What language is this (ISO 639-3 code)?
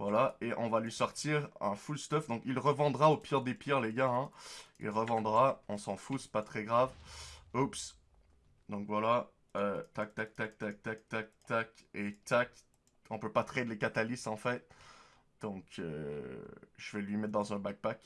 fra